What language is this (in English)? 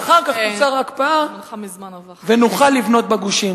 Hebrew